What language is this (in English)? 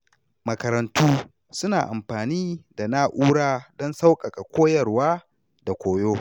Hausa